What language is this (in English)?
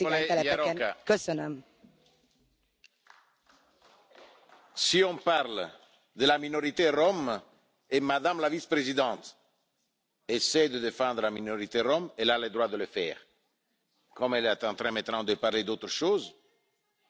French